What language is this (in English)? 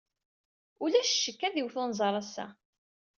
Kabyle